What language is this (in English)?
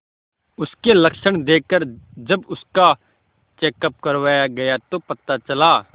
Hindi